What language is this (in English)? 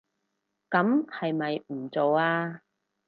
Cantonese